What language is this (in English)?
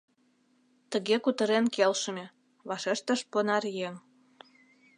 Mari